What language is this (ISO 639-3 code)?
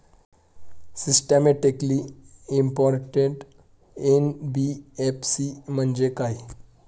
mar